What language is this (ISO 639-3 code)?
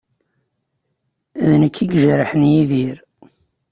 kab